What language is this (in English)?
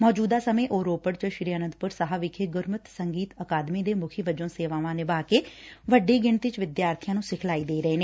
Punjabi